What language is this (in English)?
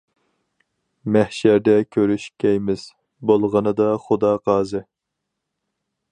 Uyghur